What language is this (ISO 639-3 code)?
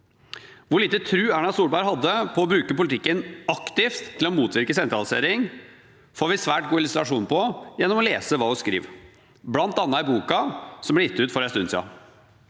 nor